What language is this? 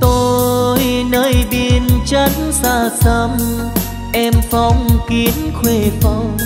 Vietnamese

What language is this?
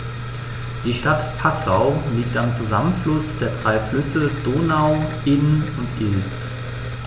German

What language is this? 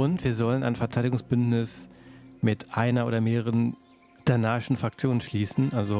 German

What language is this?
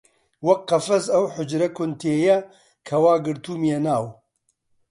Central Kurdish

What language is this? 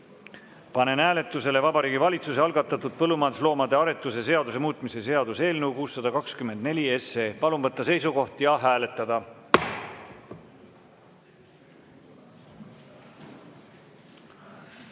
Estonian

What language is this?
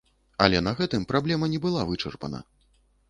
Belarusian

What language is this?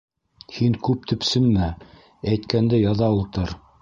Bashkir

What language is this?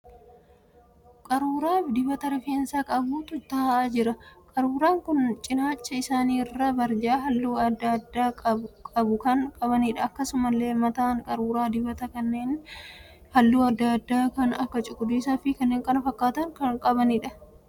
Oromo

